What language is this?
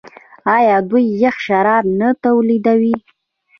Pashto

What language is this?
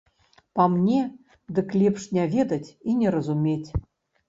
Belarusian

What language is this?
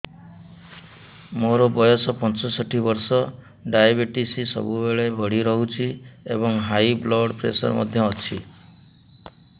Odia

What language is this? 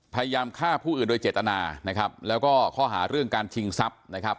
Thai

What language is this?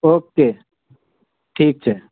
Gujarati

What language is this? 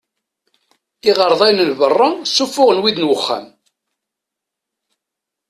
Kabyle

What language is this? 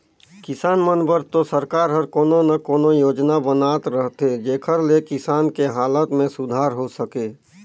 Chhattisgarhi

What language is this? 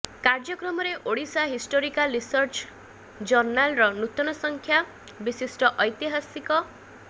Odia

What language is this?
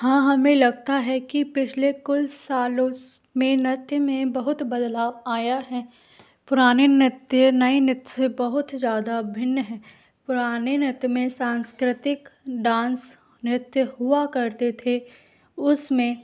Hindi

